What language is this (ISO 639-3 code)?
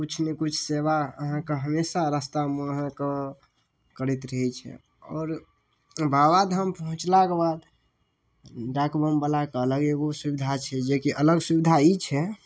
mai